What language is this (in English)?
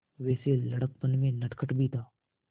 Hindi